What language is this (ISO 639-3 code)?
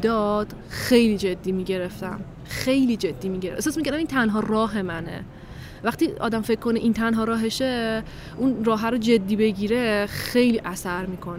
fas